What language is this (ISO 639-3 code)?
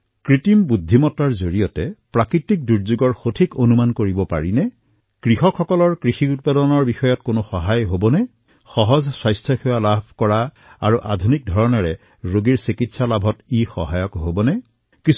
asm